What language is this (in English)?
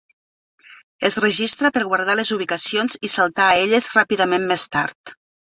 Catalan